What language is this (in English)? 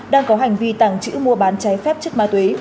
Vietnamese